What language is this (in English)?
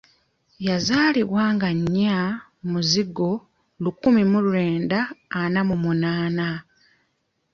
Ganda